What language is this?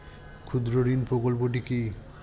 Bangla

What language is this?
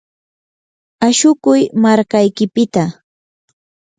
Yanahuanca Pasco Quechua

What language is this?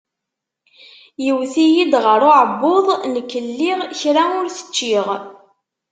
Kabyle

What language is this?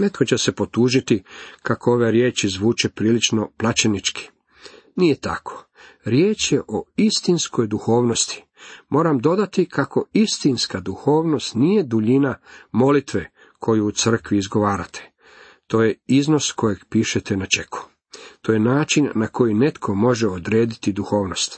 Croatian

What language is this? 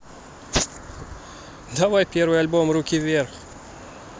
Russian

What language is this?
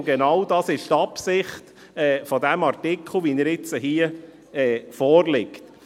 Swiss German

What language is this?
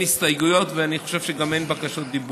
Hebrew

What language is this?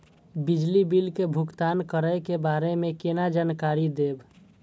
Maithili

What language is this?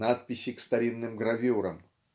Russian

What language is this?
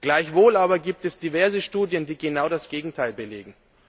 German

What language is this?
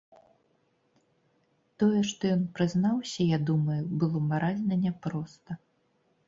Belarusian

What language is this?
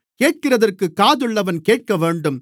Tamil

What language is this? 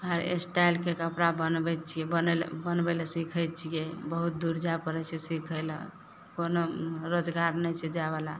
Maithili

